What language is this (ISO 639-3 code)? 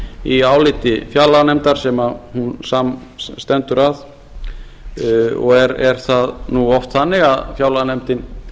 isl